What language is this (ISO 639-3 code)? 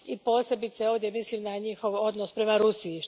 hrv